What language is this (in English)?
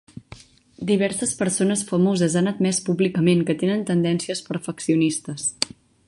Catalan